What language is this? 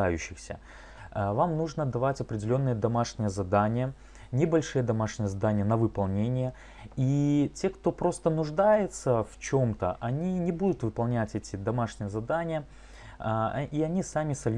Russian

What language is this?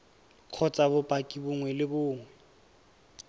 Tswana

